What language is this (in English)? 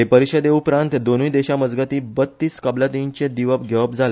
Konkani